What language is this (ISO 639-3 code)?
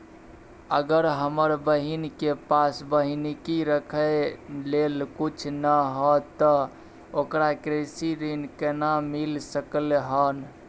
mai